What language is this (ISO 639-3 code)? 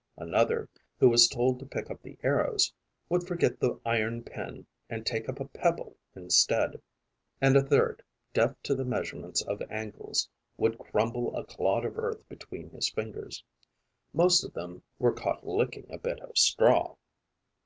eng